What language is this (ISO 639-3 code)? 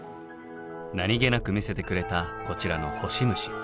jpn